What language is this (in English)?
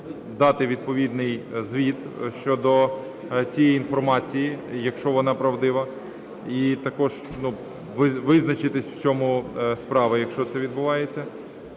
Ukrainian